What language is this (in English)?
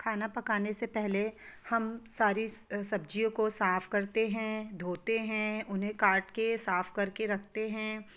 Hindi